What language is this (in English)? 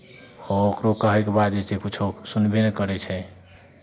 Maithili